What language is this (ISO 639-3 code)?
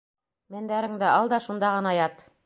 bak